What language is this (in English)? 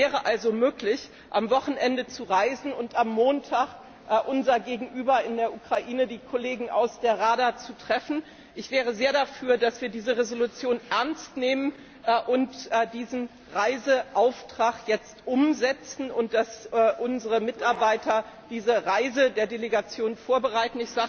German